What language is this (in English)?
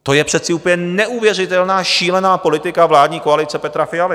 Czech